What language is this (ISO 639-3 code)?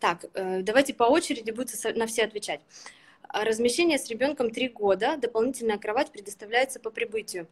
rus